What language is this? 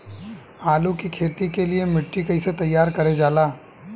Bhojpuri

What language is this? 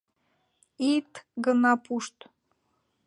Mari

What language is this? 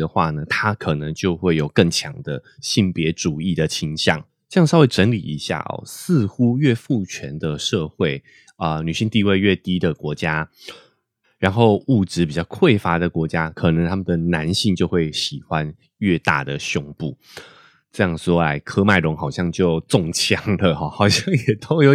Chinese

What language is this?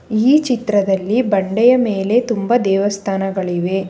Kannada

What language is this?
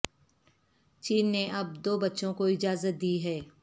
Urdu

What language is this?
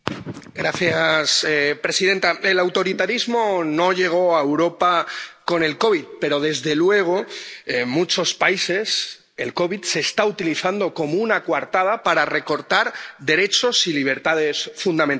Spanish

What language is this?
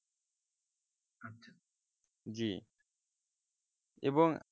Bangla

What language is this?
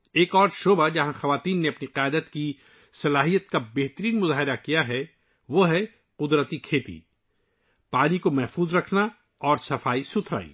Urdu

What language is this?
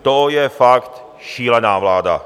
Czech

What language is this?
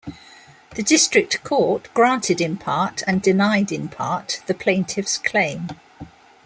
English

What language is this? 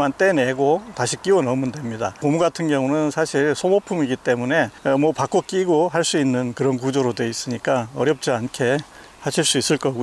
Korean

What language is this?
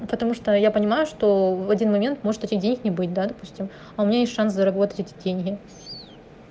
Russian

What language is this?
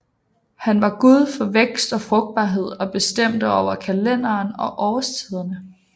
Danish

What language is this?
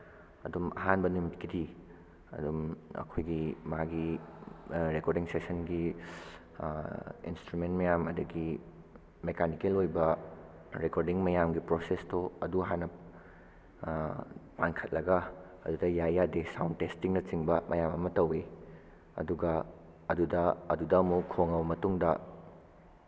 Manipuri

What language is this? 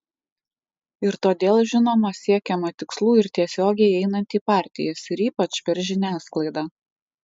Lithuanian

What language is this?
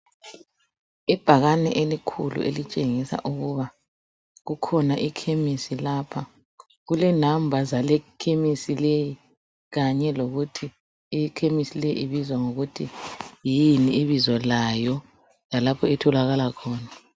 North Ndebele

